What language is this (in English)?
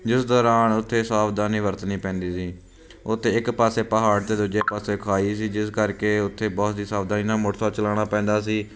Punjabi